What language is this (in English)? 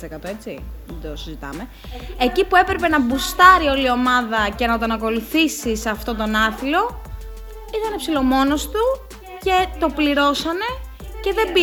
Greek